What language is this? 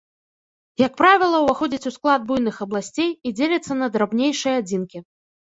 Belarusian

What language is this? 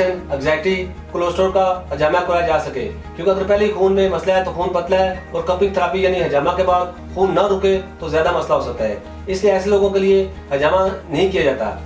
Hindi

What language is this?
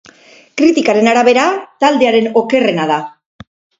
Basque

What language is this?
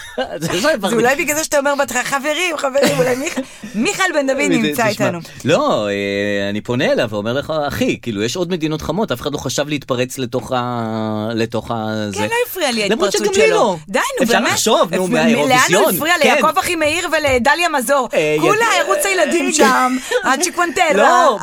Hebrew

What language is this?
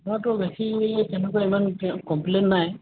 Assamese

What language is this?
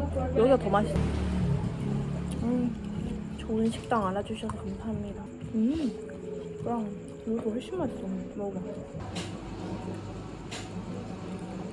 Korean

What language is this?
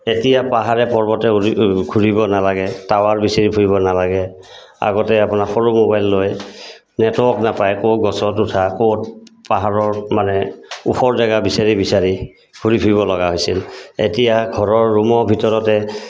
Assamese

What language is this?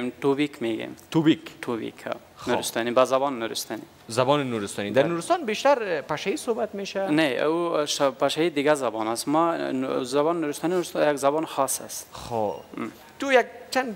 Persian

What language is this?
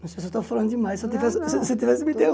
Portuguese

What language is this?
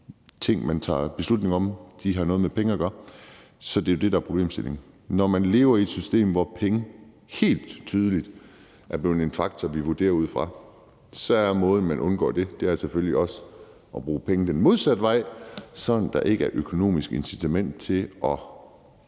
Danish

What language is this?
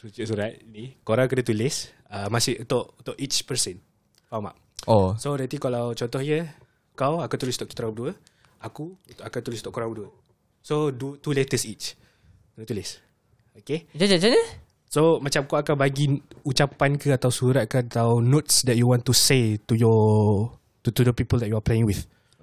Malay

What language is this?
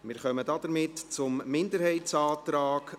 Swiss German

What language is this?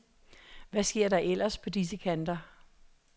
Danish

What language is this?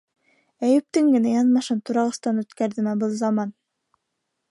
Bashkir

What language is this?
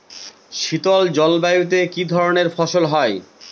Bangla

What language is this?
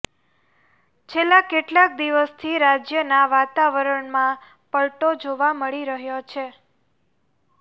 Gujarati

